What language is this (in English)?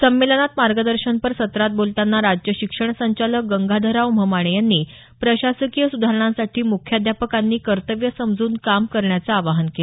Marathi